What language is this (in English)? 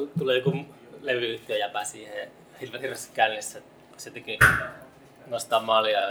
Finnish